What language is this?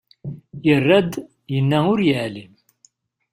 Kabyle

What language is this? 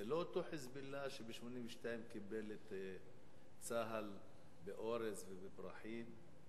Hebrew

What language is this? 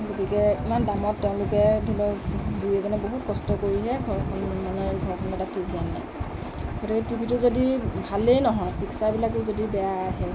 Assamese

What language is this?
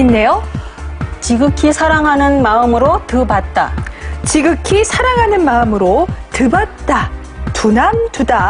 Korean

